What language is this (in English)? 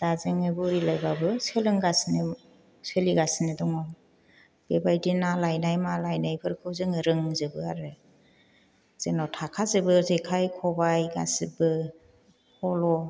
Bodo